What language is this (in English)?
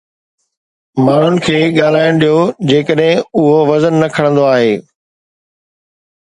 Sindhi